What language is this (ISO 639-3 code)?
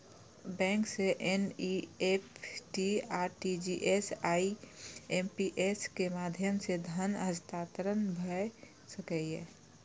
mai